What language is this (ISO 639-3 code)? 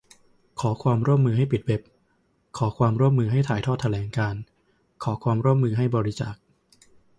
tha